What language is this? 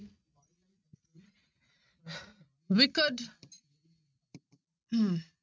Punjabi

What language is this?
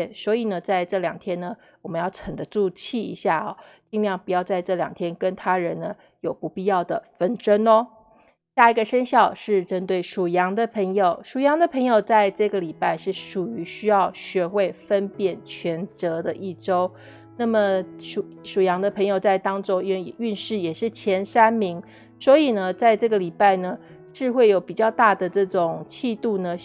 Chinese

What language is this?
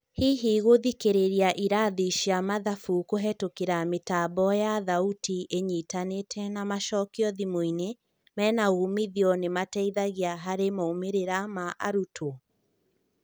Kikuyu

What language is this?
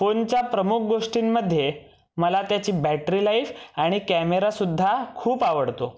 Marathi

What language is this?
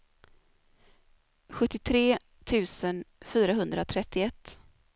Swedish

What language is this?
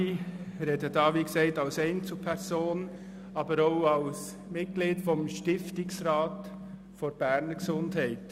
Swiss German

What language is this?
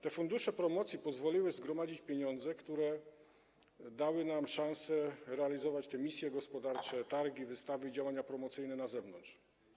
Polish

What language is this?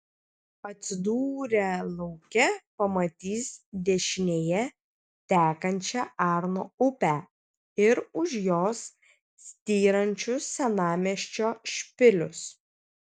Lithuanian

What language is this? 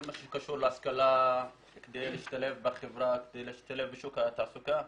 Hebrew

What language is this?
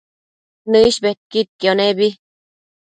Matsés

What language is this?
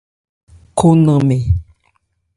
Ebrié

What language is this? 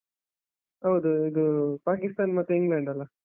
Kannada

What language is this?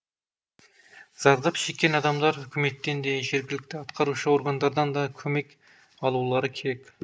Kazakh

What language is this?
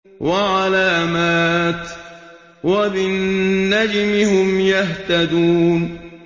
Arabic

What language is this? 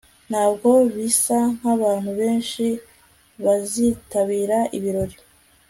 Kinyarwanda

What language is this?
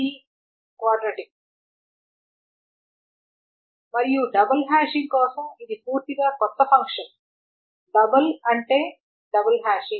Telugu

